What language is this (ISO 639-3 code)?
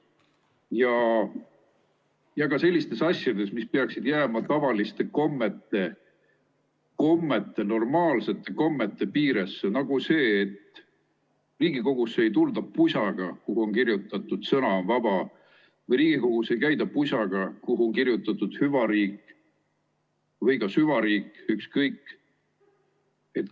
est